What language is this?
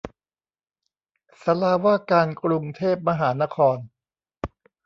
Thai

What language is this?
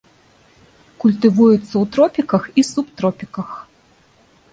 Belarusian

